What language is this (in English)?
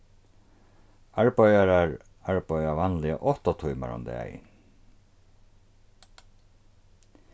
Faroese